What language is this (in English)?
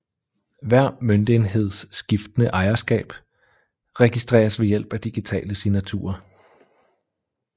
Danish